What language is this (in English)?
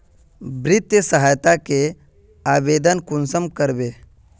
Magahi